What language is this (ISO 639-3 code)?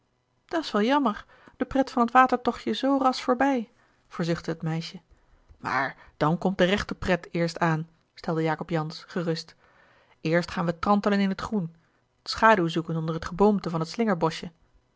nld